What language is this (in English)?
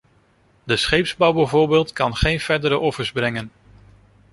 Dutch